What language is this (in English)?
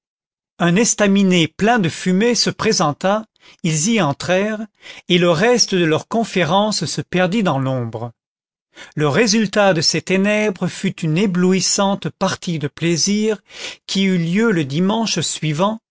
French